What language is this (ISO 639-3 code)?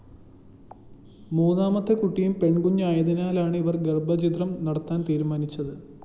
mal